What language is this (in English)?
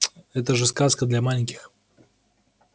Russian